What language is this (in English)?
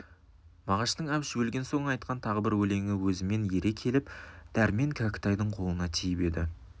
Kazakh